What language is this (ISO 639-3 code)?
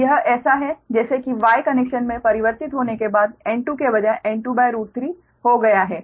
hin